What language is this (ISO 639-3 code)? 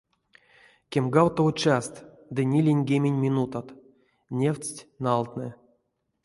myv